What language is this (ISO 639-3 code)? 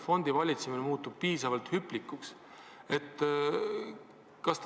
est